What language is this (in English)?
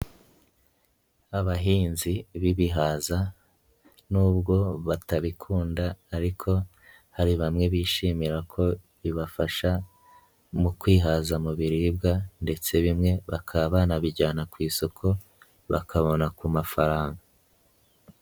Kinyarwanda